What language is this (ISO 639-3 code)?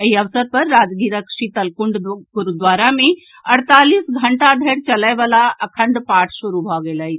mai